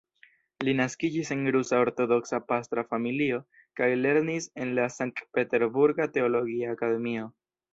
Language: Esperanto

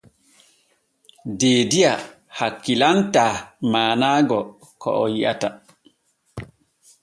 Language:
Borgu Fulfulde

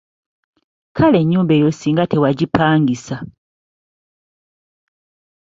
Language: Ganda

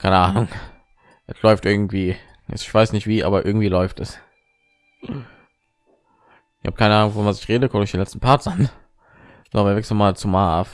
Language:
German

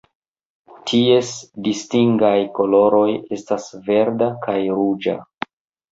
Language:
Esperanto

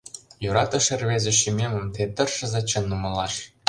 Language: Mari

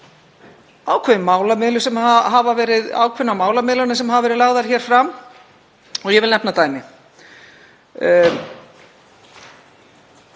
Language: Icelandic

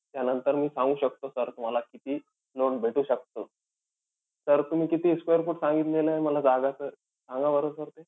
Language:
Marathi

